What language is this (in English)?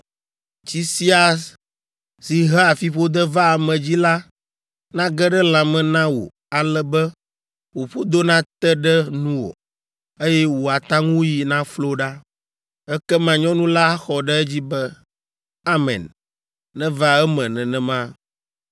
Ewe